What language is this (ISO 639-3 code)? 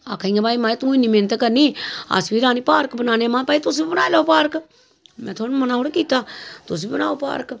doi